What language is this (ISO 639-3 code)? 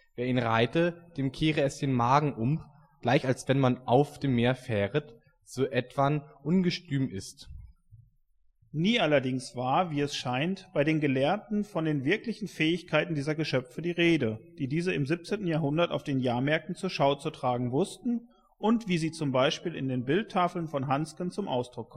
deu